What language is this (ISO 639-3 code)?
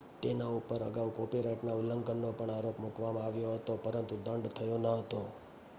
guj